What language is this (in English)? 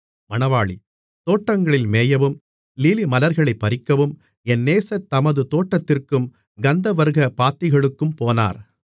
Tamil